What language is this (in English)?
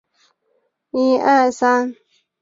Chinese